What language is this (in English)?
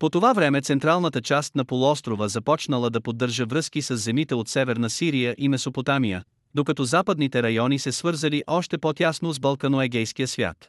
Bulgarian